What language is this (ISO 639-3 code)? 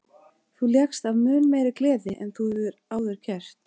isl